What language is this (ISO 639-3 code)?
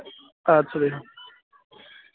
kas